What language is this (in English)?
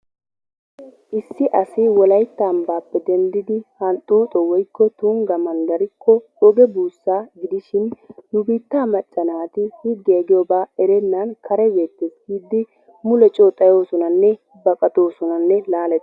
Wolaytta